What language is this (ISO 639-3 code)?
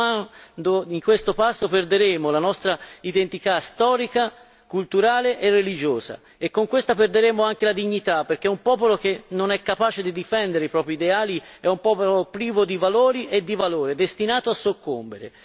ita